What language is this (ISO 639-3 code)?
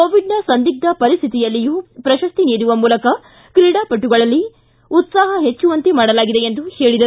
kan